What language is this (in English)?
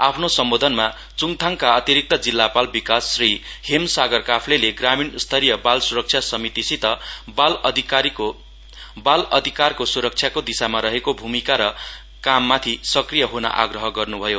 Nepali